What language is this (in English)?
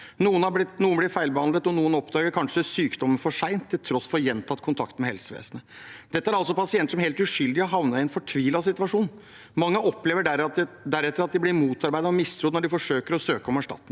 Norwegian